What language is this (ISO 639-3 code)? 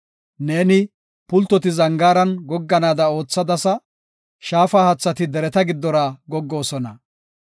gof